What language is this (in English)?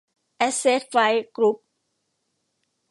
Thai